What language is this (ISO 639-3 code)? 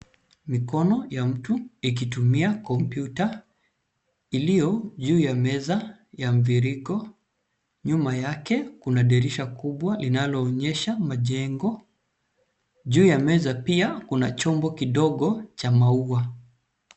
swa